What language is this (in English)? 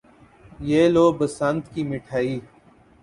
Urdu